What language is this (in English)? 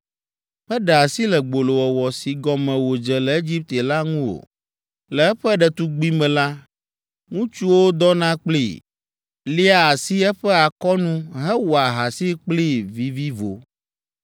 Ewe